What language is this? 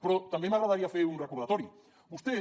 Catalan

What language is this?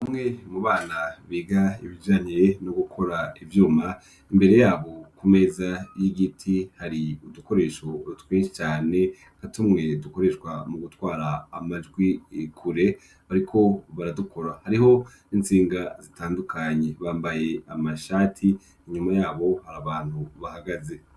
Rundi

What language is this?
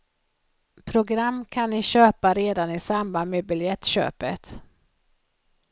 Swedish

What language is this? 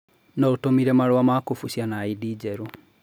Kikuyu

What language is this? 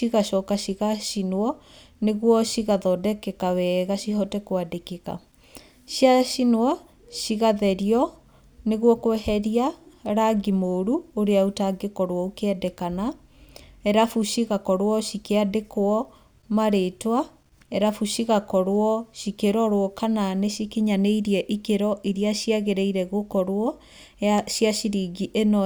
Kikuyu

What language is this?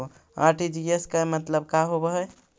Magahi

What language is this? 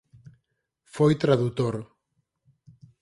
Galician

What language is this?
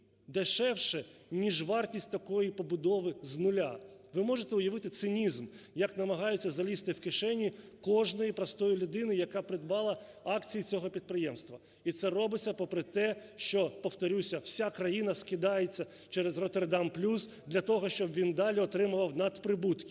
Ukrainian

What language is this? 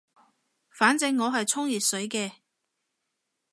Cantonese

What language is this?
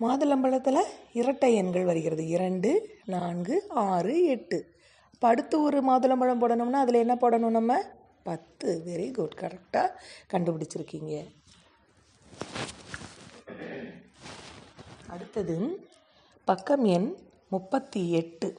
Tamil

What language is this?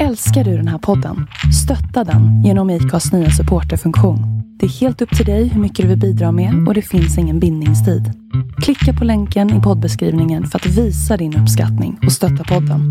Swedish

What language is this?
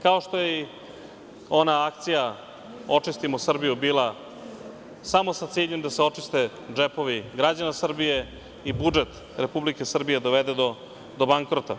Serbian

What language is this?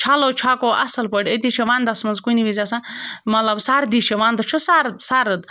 Kashmiri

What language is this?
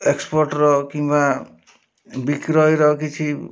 Odia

